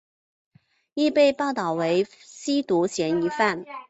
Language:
Chinese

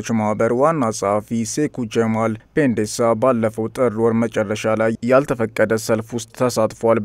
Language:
Arabic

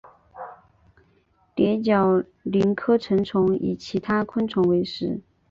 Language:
Chinese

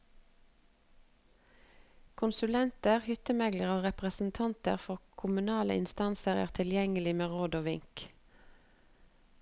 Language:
Norwegian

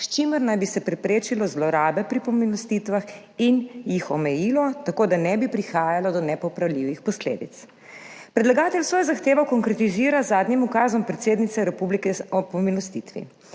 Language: Slovenian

